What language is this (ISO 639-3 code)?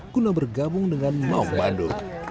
ind